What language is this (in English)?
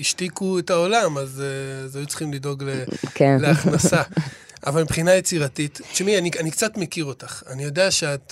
Hebrew